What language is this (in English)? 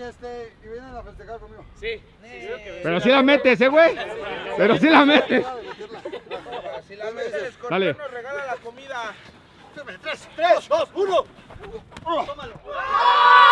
Spanish